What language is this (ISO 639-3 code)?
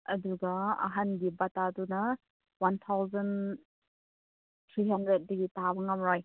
mni